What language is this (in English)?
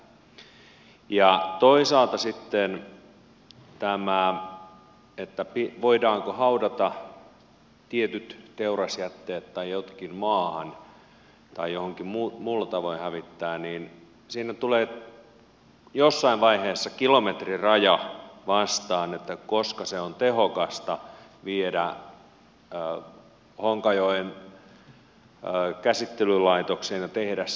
Finnish